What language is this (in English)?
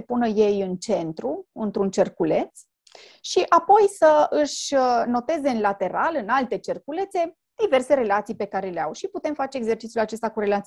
Romanian